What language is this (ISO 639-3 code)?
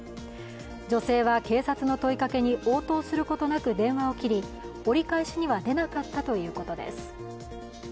jpn